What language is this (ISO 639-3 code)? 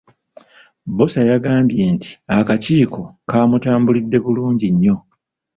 lug